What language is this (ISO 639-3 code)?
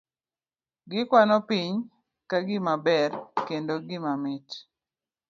luo